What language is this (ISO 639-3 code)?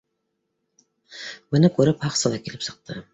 bak